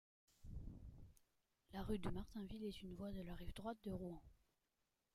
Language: French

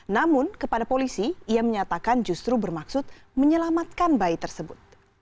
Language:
Indonesian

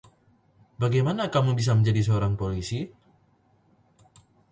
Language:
Indonesian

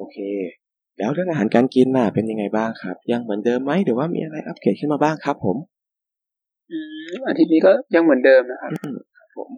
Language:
Thai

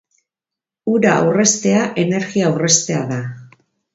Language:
Basque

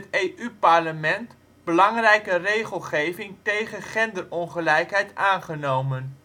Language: Dutch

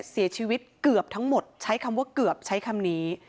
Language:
Thai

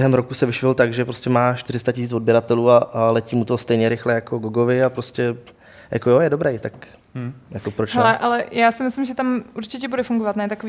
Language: Czech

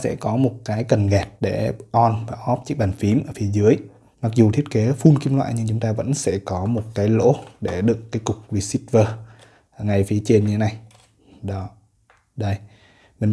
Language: Vietnamese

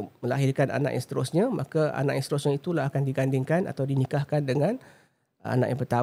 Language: Malay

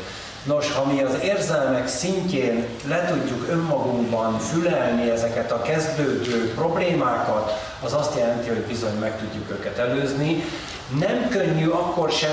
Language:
Hungarian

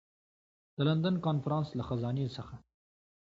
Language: Pashto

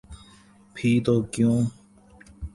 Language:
Urdu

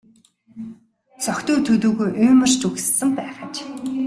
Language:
Mongolian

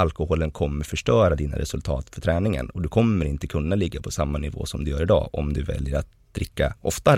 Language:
Swedish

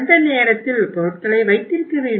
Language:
Tamil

